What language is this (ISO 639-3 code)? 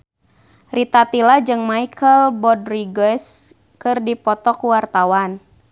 sun